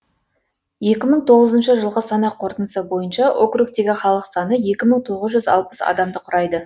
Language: Kazakh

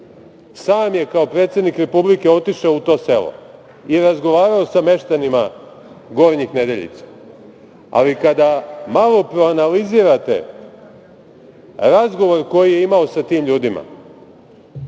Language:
Serbian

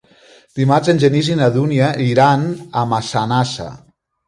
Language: Catalan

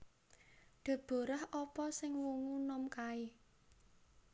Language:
Javanese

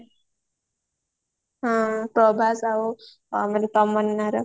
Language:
Odia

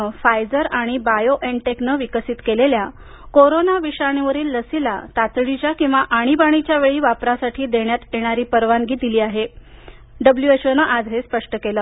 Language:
Marathi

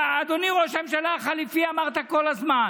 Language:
Hebrew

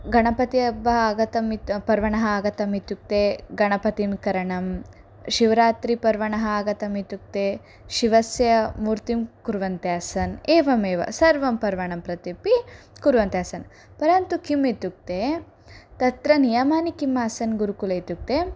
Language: Sanskrit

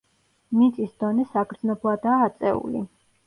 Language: Georgian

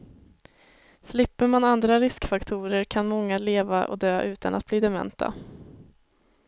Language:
Swedish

